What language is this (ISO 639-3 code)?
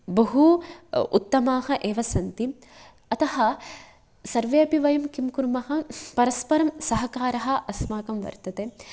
san